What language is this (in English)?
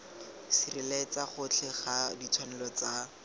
Tswana